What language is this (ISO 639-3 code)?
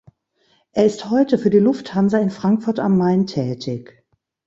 deu